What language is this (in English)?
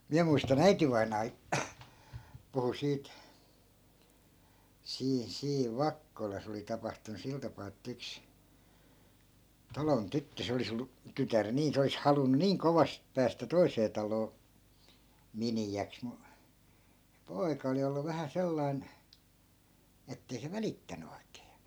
Finnish